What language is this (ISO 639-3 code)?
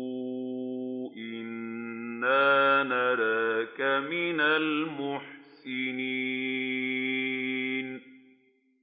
ara